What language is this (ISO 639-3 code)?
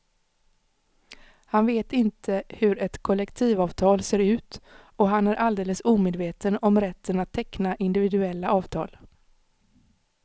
swe